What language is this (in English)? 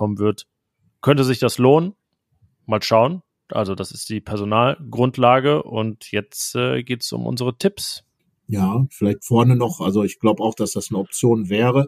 German